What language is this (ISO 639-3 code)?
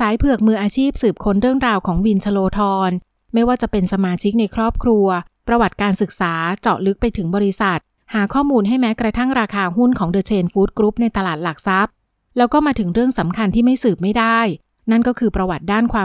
tha